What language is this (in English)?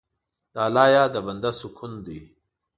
Pashto